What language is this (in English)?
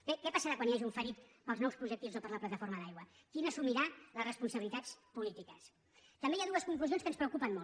Catalan